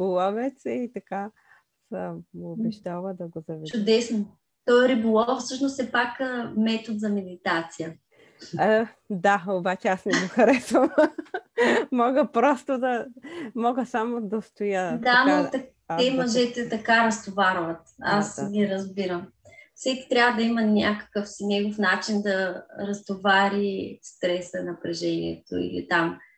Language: Bulgarian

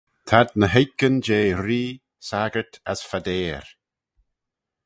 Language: Manx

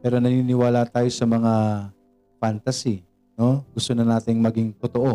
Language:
Filipino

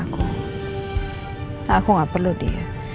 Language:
Indonesian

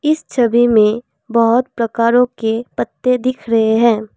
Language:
Hindi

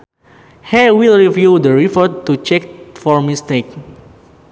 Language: Sundanese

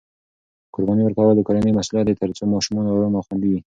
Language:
Pashto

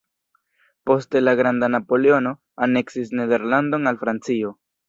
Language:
Esperanto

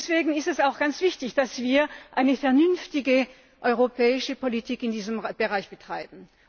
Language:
German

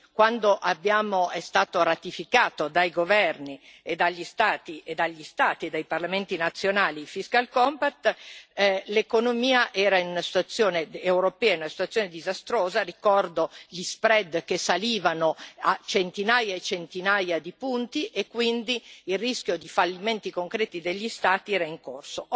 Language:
Italian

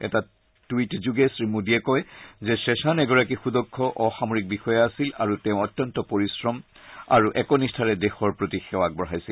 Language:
Assamese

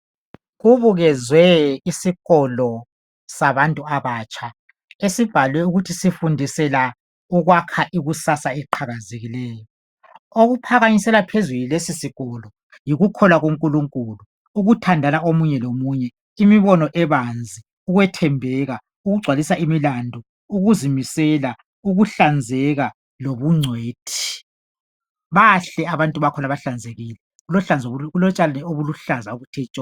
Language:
North Ndebele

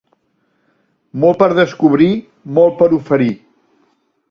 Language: Catalan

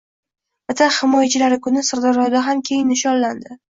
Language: Uzbek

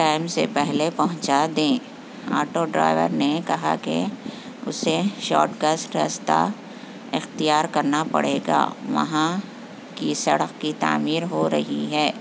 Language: Urdu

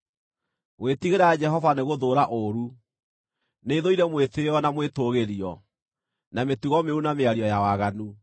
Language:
Kikuyu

